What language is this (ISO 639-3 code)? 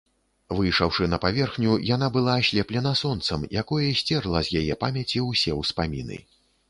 bel